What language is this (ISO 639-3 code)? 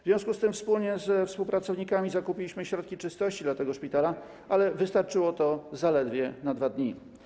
pol